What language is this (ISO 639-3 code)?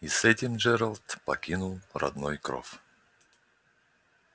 rus